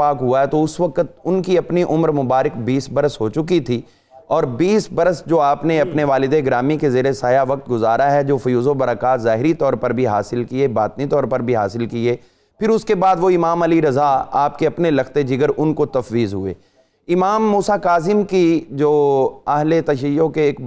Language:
Urdu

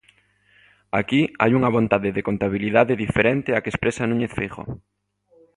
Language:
Galician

